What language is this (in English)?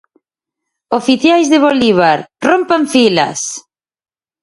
Galician